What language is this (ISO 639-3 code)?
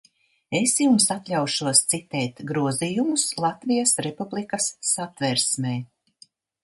lav